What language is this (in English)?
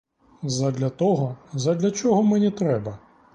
Ukrainian